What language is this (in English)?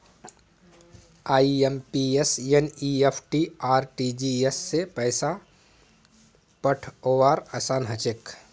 Magahi